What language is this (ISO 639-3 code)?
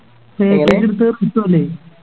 mal